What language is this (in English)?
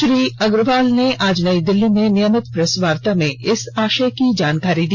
Hindi